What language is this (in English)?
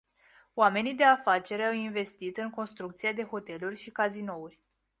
Romanian